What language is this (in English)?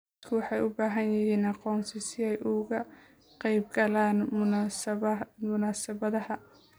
Somali